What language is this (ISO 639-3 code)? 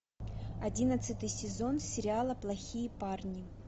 rus